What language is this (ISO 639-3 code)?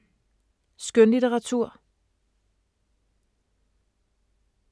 dan